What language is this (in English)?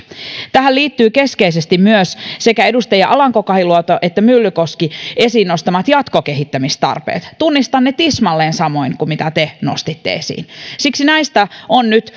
Finnish